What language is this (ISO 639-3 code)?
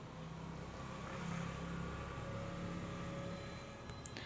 mar